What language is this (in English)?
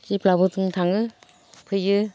Bodo